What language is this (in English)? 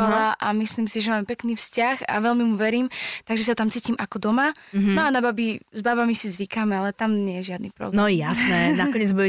Slovak